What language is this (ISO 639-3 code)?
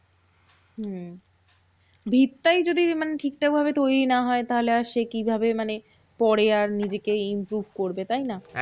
ben